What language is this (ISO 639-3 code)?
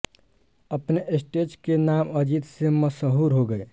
hin